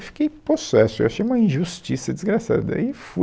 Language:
Portuguese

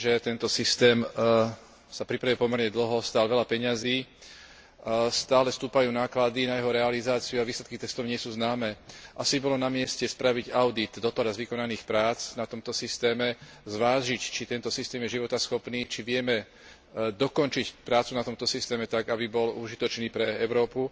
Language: Slovak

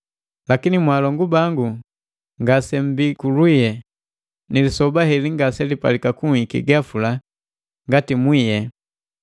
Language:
Matengo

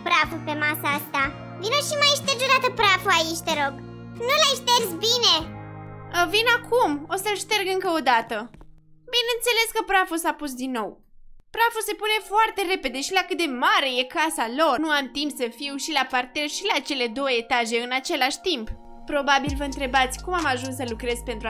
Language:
Romanian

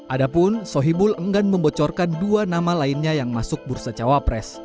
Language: Indonesian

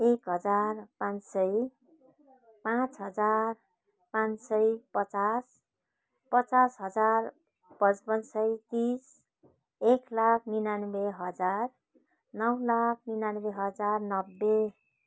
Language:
Nepali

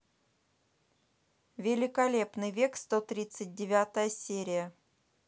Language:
Russian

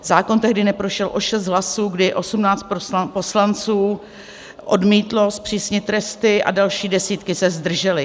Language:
Czech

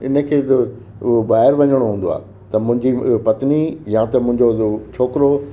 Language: Sindhi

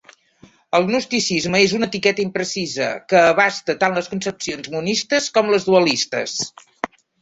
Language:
Catalan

